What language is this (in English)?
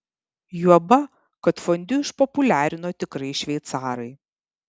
Lithuanian